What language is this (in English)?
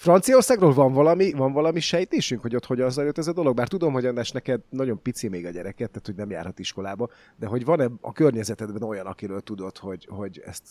Hungarian